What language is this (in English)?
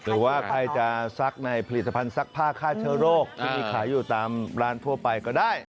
Thai